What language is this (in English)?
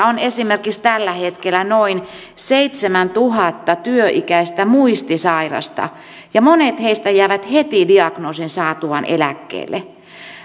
Finnish